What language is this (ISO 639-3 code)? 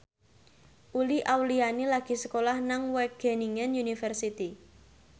jav